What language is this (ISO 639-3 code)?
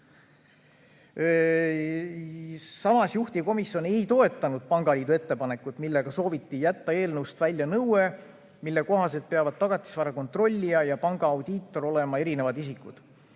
est